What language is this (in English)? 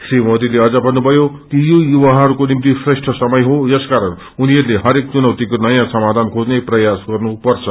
Nepali